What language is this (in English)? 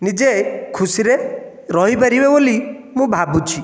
Odia